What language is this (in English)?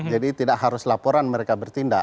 Indonesian